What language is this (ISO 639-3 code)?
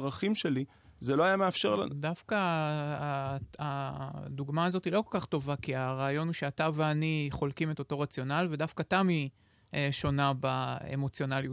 heb